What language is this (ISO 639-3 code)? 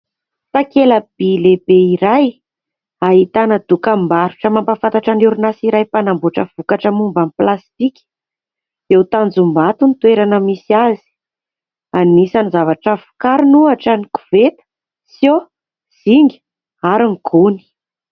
mlg